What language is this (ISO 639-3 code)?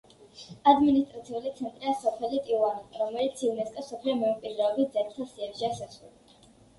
kat